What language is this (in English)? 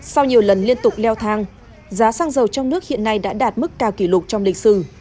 Vietnamese